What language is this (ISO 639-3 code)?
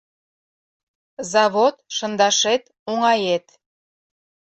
chm